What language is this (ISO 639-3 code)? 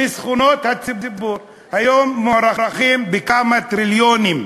heb